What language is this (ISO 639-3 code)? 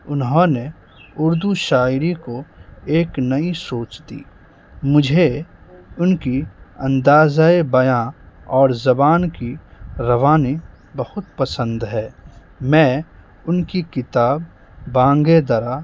urd